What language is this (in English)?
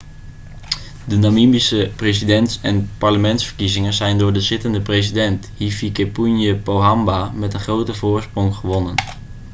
Dutch